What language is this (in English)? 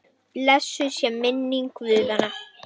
Icelandic